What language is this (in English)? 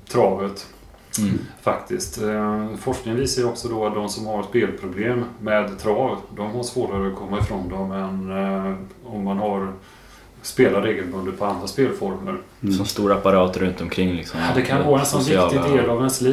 Swedish